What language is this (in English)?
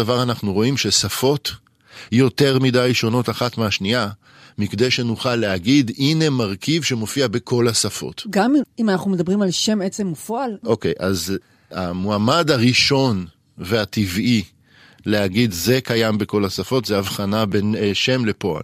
Hebrew